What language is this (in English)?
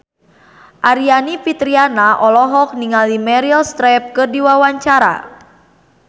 Sundanese